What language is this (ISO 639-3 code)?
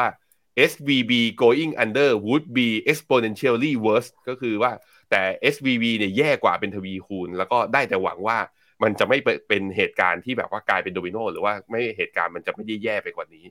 tha